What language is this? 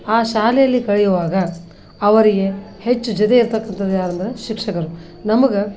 Kannada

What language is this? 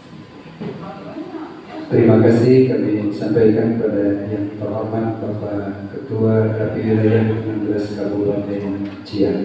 Indonesian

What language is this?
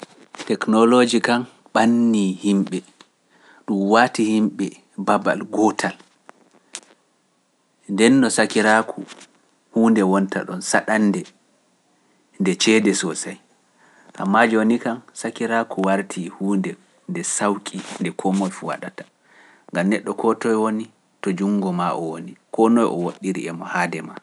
Pular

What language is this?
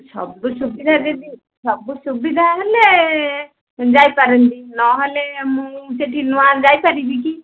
Odia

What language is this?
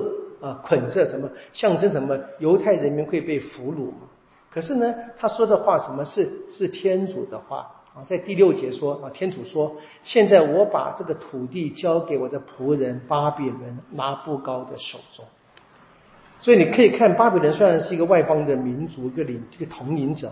Chinese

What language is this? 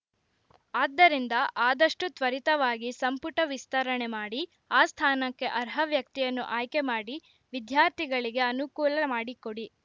Kannada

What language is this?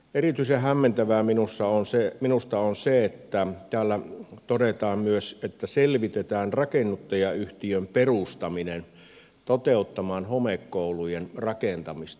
Finnish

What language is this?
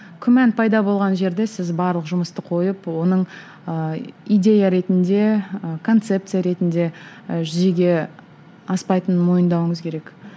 Kazakh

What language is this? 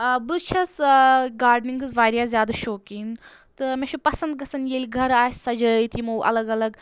Kashmiri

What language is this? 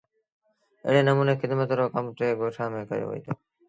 Sindhi Bhil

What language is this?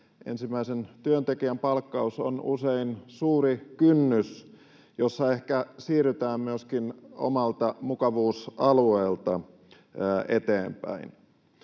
Finnish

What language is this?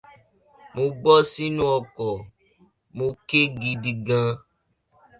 Yoruba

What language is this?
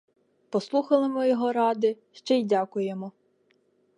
Ukrainian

